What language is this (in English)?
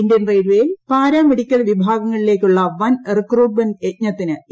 Malayalam